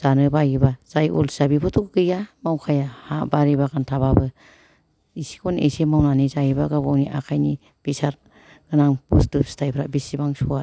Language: Bodo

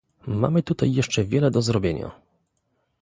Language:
Polish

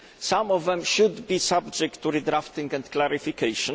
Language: English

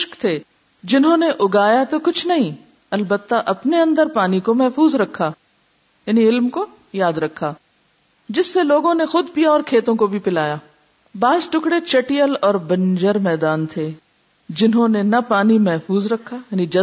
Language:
Urdu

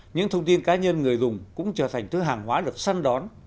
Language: Vietnamese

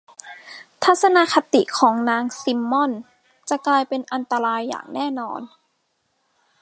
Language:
Thai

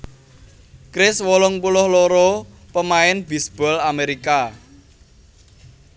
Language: Javanese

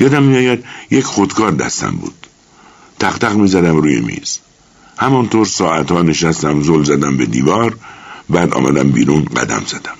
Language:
Persian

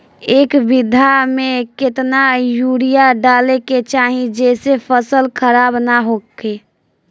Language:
Bhojpuri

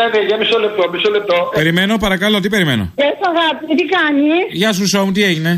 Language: Greek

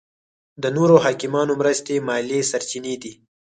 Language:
Pashto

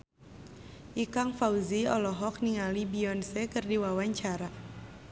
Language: Sundanese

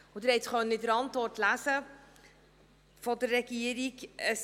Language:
Swiss German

